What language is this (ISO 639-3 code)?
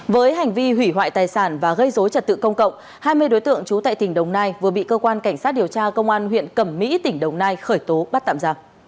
vie